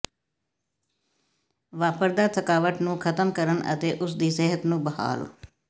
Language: Punjabi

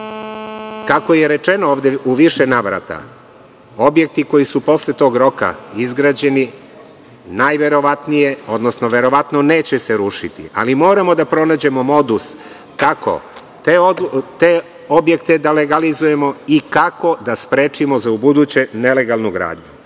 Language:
Serbian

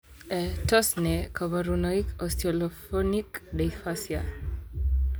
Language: Kalenjin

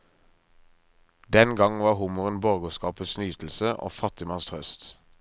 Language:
Norwegian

